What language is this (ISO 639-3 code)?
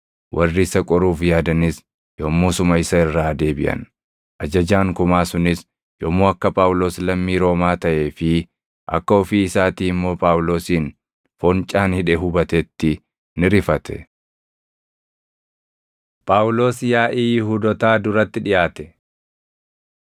orm